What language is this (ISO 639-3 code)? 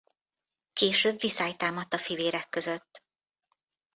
hun